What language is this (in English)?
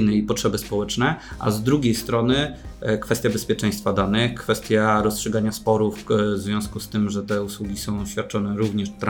Polish